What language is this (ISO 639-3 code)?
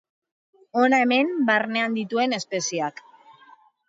eus